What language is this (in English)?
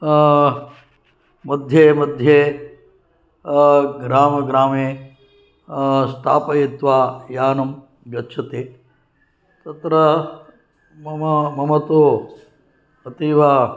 Sanskrit